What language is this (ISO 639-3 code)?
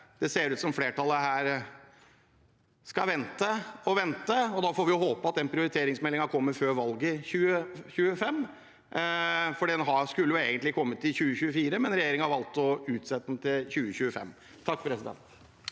nor